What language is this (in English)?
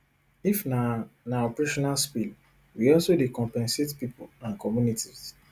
Nigerian Pidgin